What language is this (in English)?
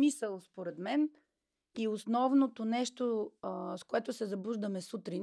Bulgarian